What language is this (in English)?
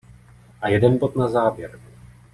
Czech